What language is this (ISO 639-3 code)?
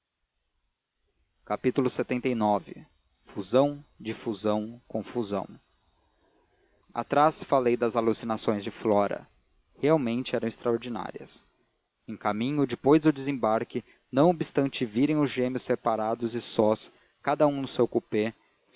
por